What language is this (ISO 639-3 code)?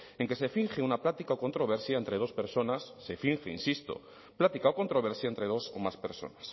spa